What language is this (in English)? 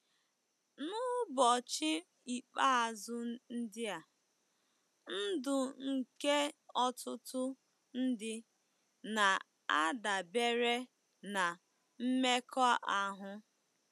Igbo